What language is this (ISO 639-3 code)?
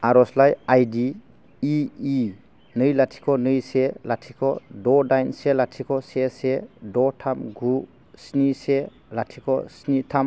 brx